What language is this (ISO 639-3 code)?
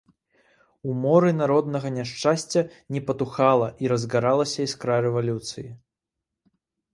bel